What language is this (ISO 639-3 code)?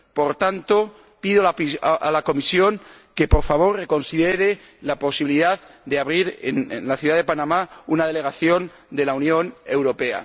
spa